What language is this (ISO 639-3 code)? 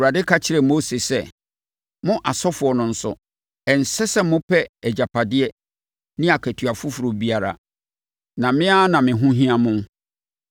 aka